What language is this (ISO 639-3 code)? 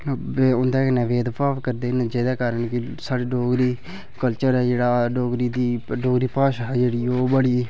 doi